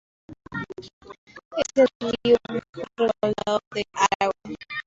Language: Spanish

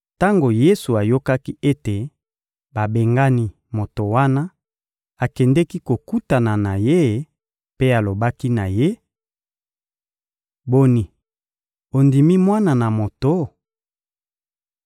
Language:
Lingala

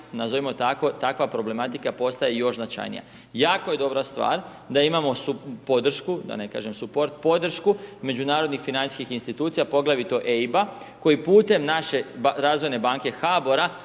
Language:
Croatian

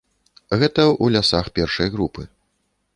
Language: Belarusian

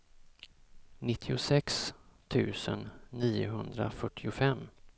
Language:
Swedish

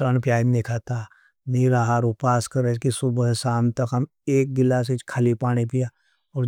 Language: Nimadi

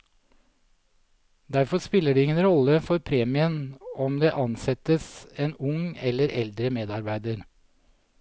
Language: Norwegian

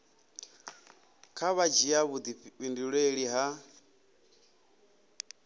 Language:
Venda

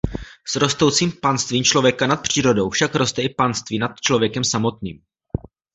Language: Czech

